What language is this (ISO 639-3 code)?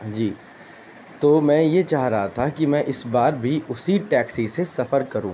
urd